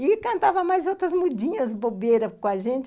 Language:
Portuguese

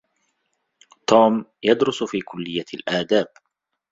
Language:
Arabic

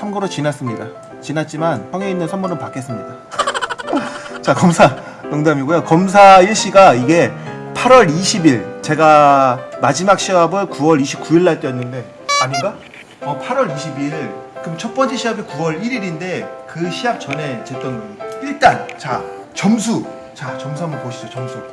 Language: Korean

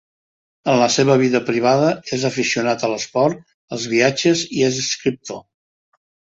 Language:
Catalan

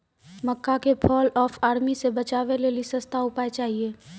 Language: Maithili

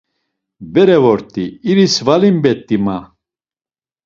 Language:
Laz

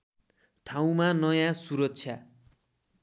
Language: Nepali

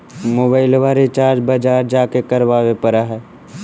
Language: Magahi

